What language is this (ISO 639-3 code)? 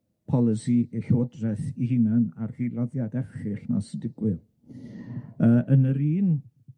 cym